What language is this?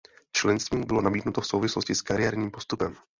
Czech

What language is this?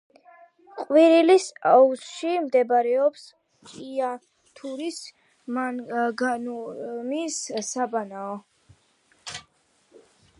Georgian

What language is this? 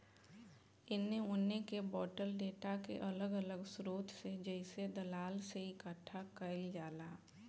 Bhojpuri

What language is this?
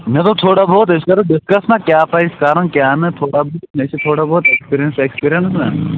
Kashmiri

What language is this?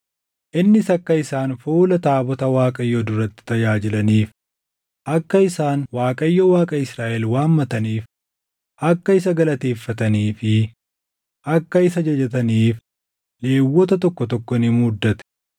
Oromo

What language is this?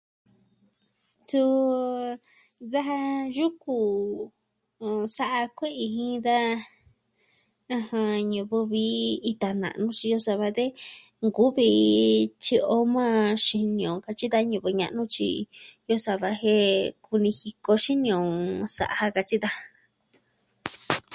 Southwestern Tlaxiaco Mixtec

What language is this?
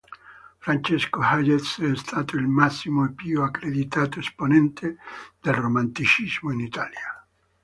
Italian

